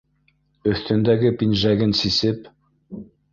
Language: Bashkir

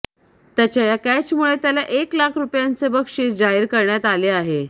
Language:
Marathi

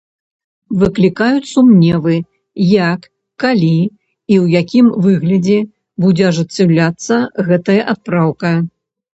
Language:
Belarusian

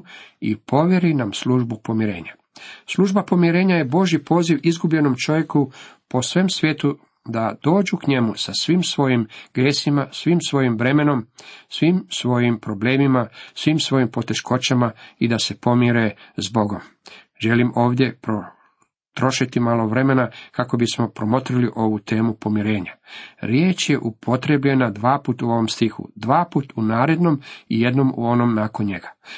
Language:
Croatian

